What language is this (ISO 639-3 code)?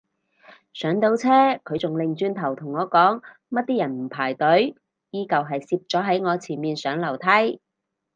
yue